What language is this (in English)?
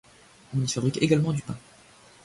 French